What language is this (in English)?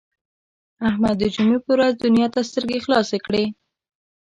Pashto